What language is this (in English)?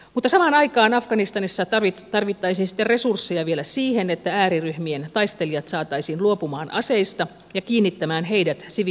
Finnish